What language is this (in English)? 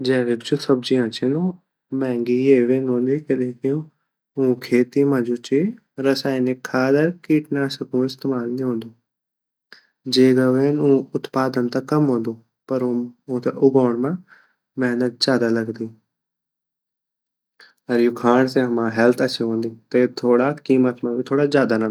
Garhwali